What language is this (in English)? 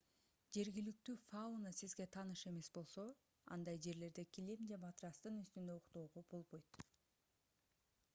Kyrgyz